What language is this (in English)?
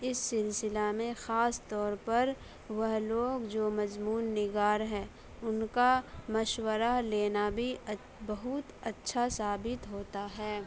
Urdu